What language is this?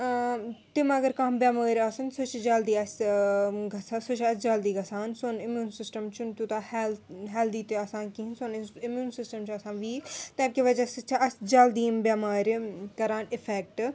Kashmiri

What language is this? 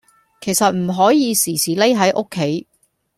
Cantonese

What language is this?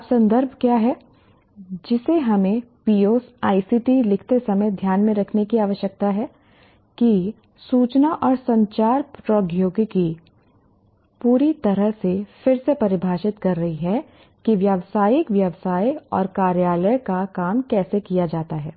Hindi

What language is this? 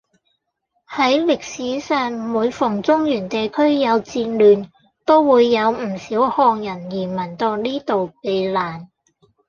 Cantonese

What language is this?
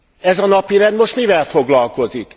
Hungarian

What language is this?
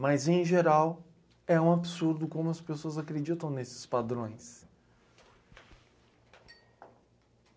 Portuguese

